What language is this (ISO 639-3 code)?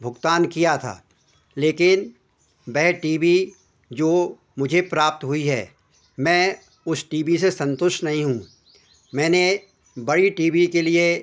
hin